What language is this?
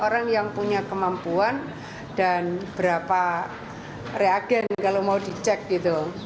Indonesian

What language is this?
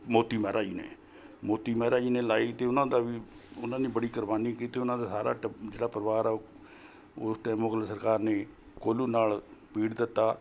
Punjabi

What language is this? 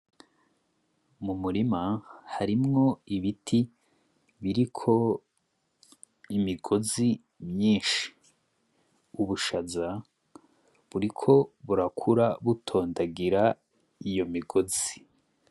Rundi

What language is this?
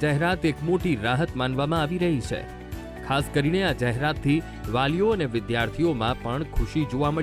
Hindi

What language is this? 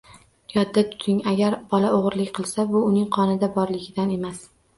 Uzbek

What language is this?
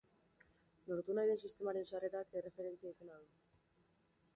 Basque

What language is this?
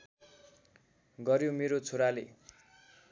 Nepali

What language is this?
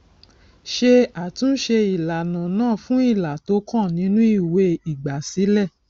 Yoruba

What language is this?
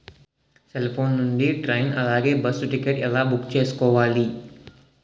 Telugu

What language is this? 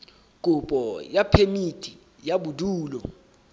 Southern Sotho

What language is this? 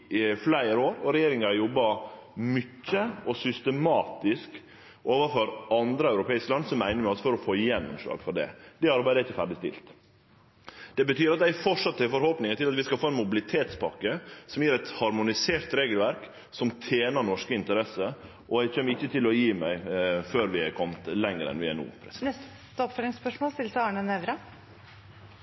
Norwegian Nynorsk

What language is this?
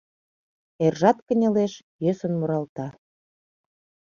Mari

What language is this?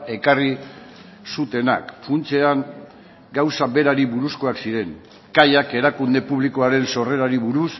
Basque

